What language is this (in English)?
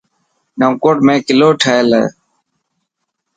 Dhatki